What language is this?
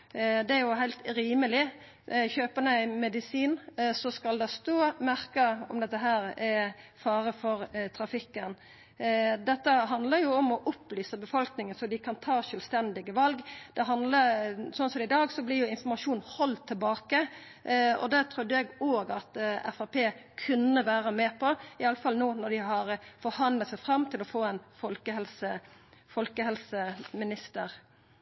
Norwegian Nynorsk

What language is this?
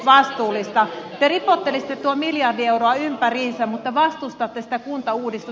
Finnish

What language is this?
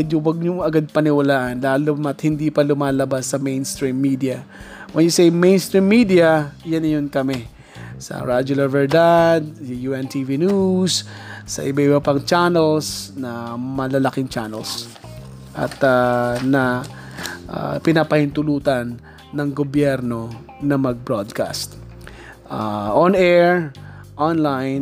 Filipino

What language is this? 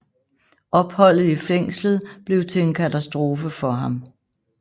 Danish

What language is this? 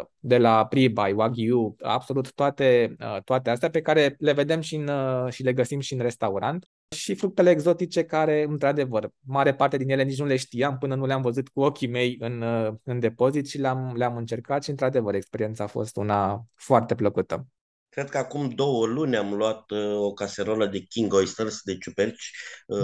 Romanian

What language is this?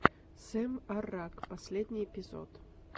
Russian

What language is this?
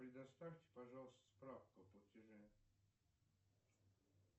Russian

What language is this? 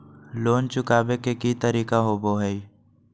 Magahi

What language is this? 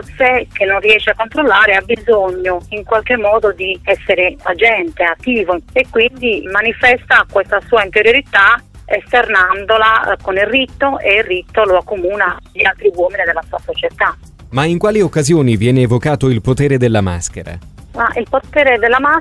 Italian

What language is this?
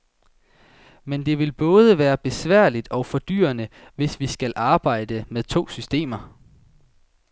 Danish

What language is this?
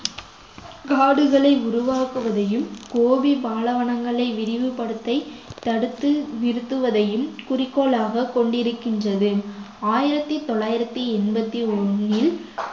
Tamil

